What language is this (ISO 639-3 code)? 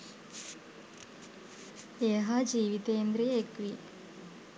sin